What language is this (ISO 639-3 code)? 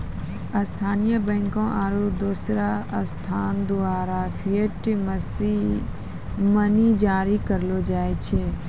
mai